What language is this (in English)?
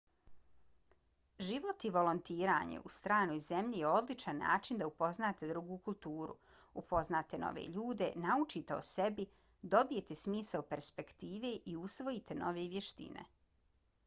Bosnian